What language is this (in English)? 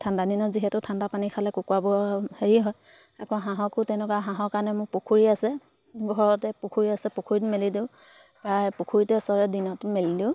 Assamese